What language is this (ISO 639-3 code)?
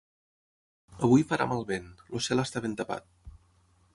cat